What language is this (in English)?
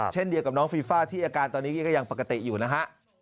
Thai